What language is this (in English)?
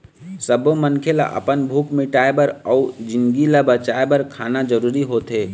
Chhattisgarhi